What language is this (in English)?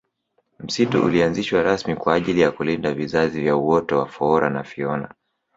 Swahili